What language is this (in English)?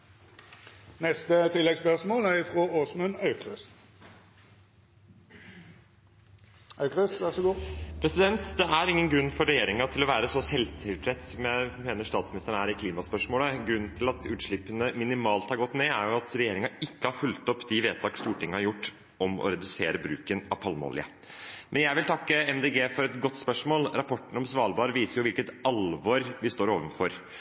Norwegian